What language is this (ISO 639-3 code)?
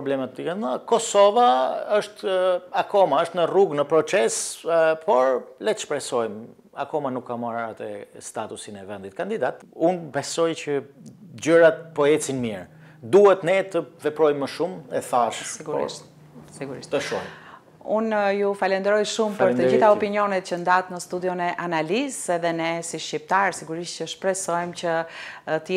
ron